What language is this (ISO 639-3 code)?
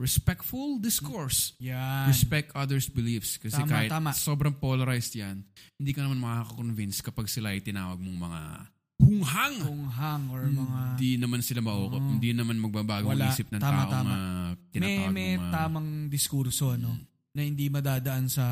fil